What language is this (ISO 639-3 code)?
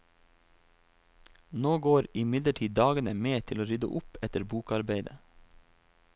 nor